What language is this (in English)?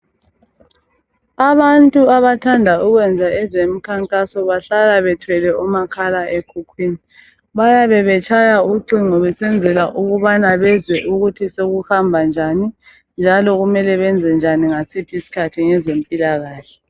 North Ndebele